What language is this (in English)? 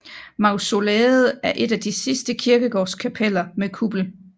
Danish